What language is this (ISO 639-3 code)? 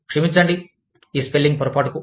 tel